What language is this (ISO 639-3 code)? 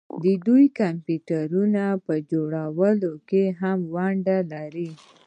pus